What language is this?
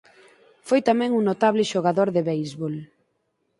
Galician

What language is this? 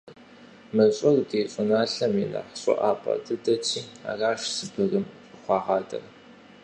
Kabardian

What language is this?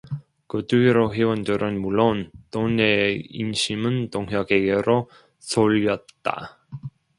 Korean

